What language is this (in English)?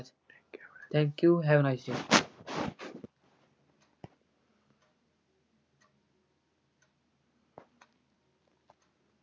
Punjabi